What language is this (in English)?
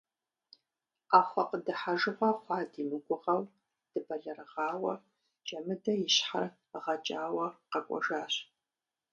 Kabardian